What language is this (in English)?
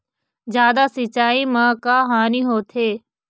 Chhattisgarhi